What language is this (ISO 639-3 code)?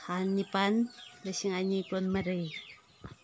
mni